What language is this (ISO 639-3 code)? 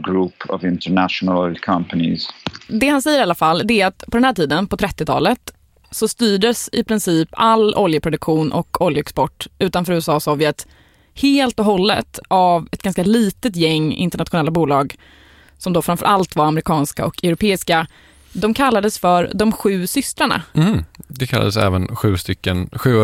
swe